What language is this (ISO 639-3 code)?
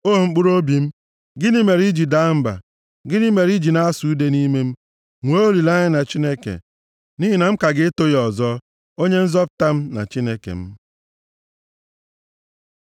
ibo